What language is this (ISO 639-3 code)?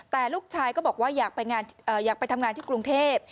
tha